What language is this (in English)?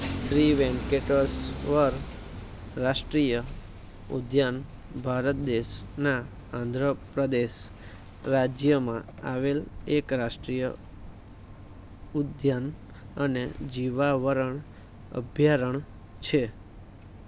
Gujarati